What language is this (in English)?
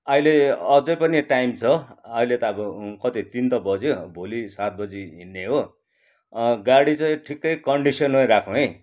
Nepali